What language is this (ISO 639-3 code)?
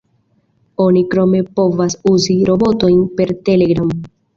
epo